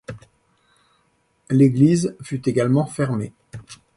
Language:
French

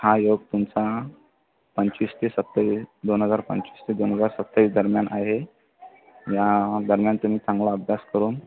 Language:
Marathi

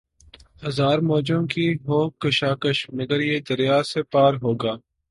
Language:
Urdu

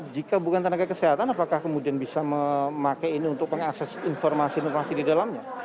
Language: Indonesian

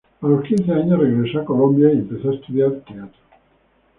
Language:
Spanish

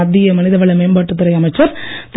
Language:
Tamil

